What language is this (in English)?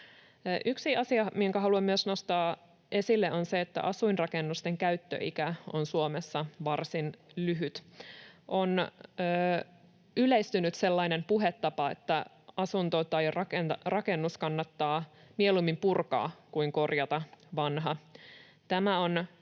Finnish